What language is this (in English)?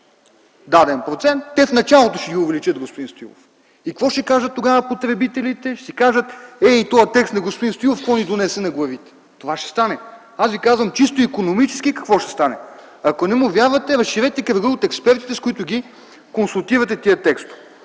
Bulgarian